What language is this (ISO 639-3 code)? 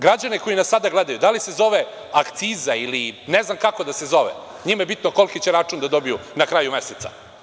srp